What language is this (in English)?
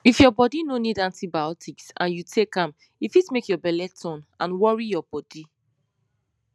Nigerian Pidgin